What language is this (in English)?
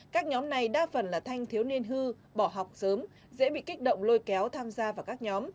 Vietnamese